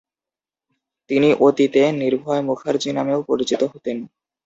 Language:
Bangla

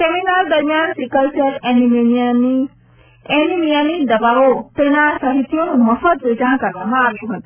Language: Gujarati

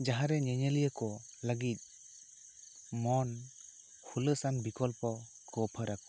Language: Santali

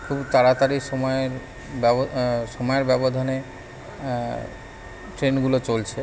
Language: Bangla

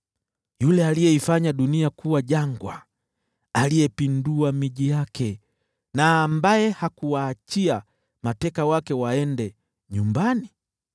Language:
Swahili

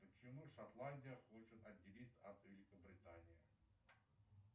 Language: Russian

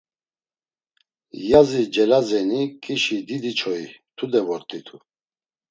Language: Laz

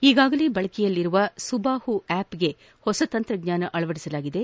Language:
Kannada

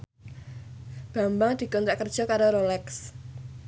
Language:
Javanese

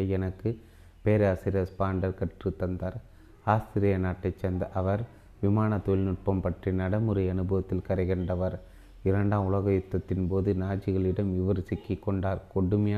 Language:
Tamil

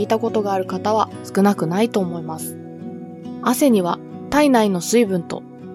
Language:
Japanese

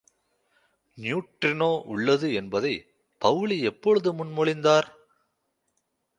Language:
Tamil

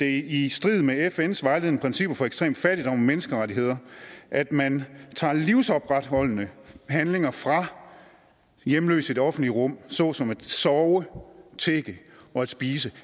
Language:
Danish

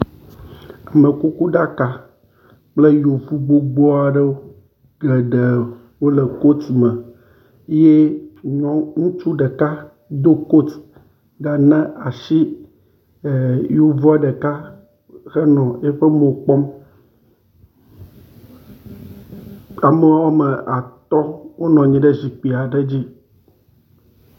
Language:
Ewe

